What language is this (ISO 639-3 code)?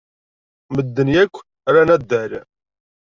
kab